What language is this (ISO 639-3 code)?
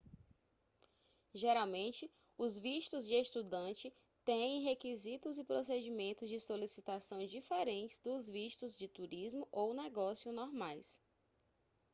por